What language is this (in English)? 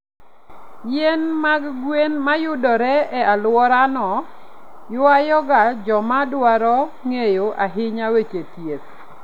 Luo (Kenya and Tanzania)